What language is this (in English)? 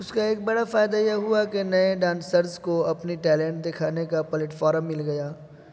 Urdu